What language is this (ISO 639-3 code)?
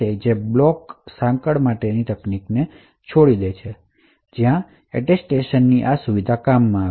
guj